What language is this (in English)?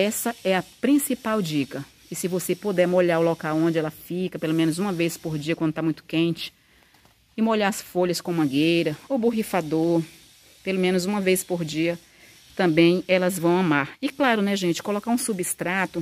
Portuguese